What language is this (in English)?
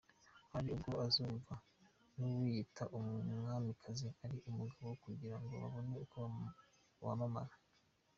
Kinyarwanda